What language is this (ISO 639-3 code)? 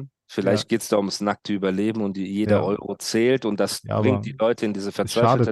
deu